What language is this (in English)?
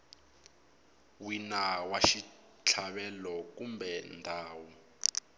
Tsonga